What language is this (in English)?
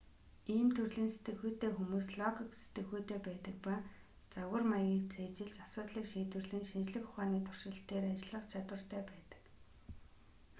Mongolian